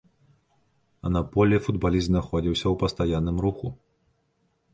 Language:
Belarusian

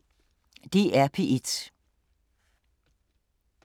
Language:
Danish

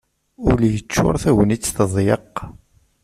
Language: Kabyle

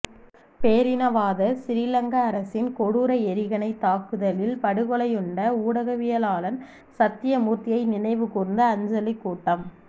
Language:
Tamil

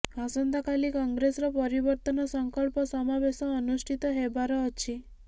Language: Odia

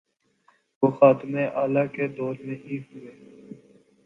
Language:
Urdu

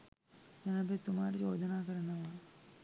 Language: Sinhala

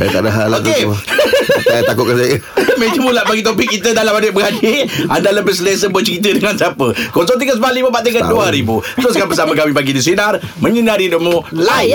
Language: Malay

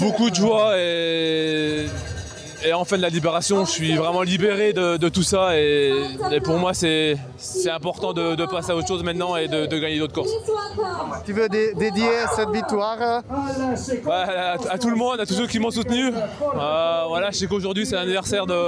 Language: French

